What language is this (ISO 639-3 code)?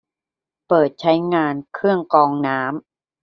tha